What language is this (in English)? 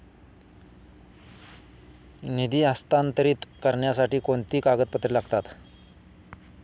Marathi